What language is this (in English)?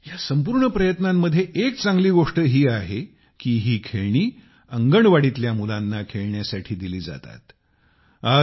Marathi